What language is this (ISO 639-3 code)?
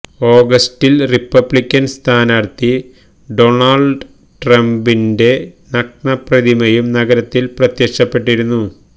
mal